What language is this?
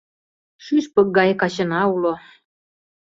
Mari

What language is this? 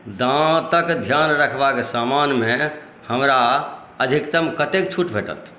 Maithili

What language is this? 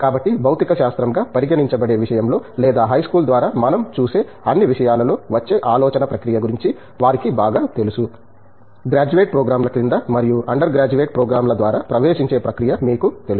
Telugu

